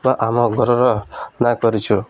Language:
Odia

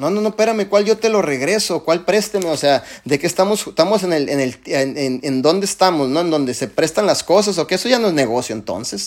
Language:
Spanish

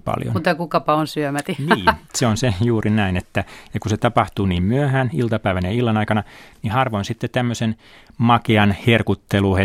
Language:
Finnish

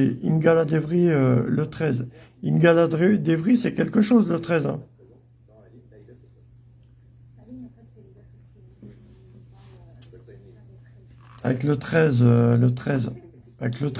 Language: French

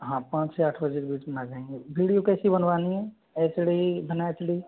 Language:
Hindi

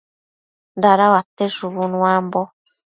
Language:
Matsés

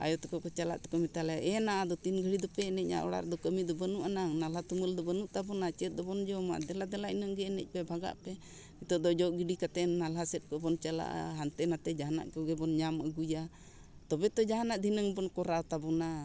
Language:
Santali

